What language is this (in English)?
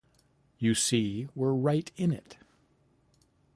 English